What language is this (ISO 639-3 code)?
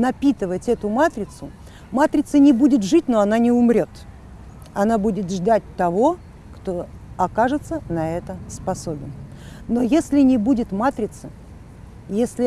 rus